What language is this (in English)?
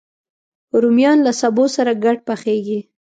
Pashto